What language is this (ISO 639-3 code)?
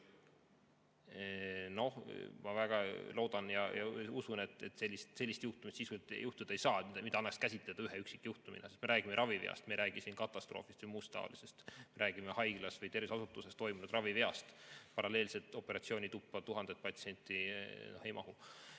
est